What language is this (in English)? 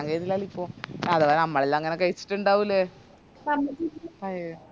Malayalam